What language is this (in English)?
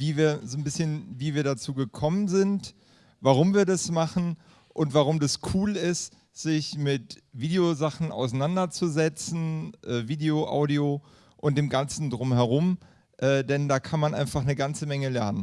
German